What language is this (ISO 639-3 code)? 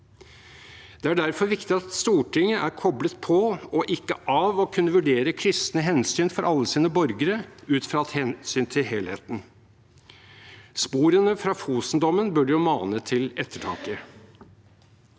nor